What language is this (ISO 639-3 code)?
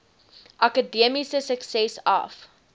afr